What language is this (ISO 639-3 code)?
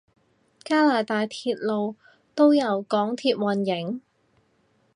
yue